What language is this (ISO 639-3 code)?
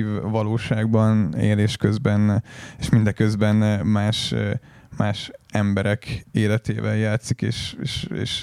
hun